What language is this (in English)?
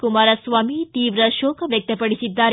Kannada